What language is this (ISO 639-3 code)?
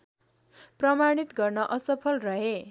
nep